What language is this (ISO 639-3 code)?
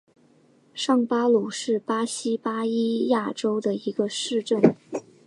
zho